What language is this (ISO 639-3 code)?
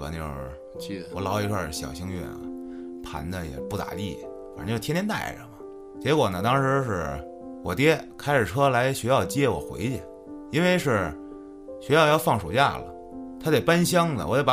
zho